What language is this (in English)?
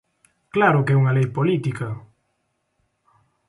Galician